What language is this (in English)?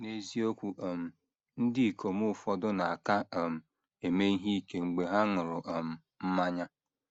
Igbo